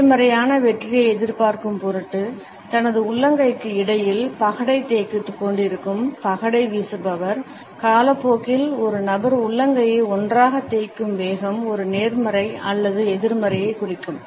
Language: Tamil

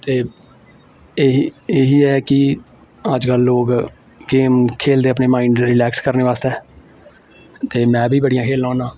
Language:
Dogri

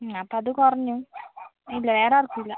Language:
Malayalam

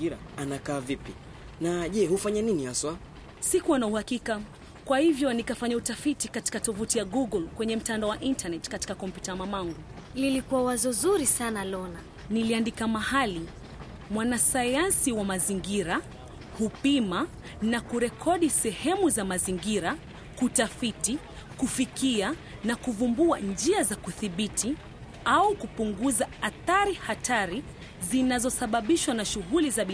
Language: Swahili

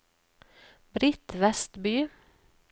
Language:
Norwegian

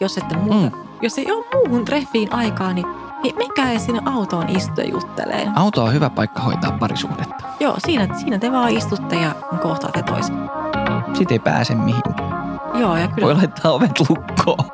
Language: Finnish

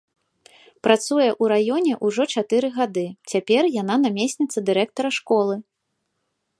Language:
Belarusian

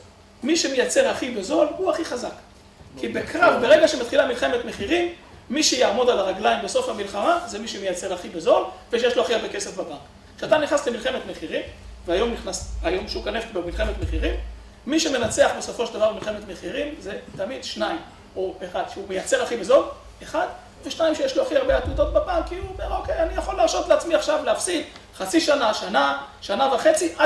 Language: Hebrew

